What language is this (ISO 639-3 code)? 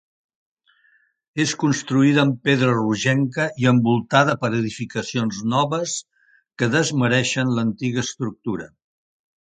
cat